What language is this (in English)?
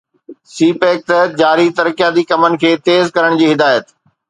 Sindhi